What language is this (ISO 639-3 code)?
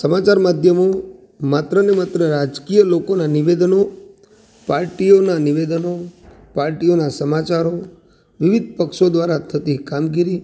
guj